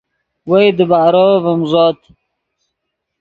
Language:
Yidgha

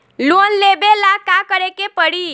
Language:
Bhojpuri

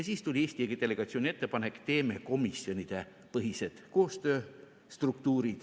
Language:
Estonian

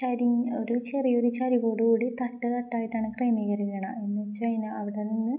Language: Malayalam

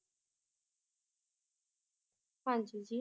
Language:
Punjabi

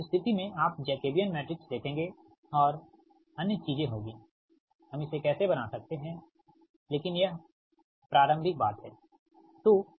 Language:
Hindi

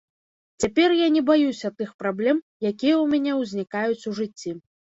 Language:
Belarusian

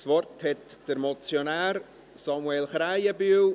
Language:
Swiss German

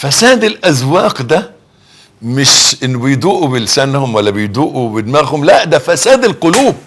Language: Arabic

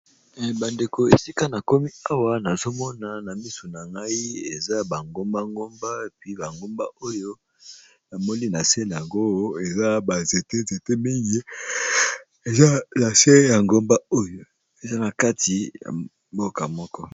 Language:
Lingala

